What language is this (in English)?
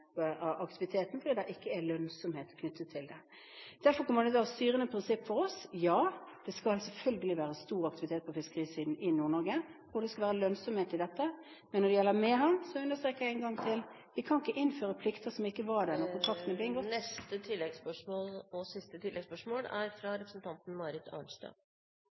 Norwegian